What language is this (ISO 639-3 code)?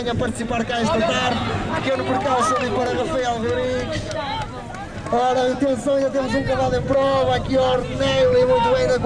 por